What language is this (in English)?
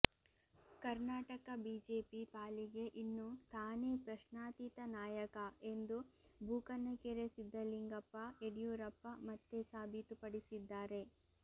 Kannada